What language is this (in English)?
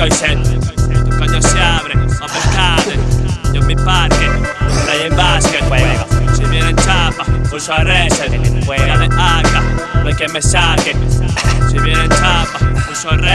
Spanish